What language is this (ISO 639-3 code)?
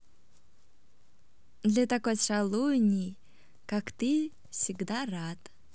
rus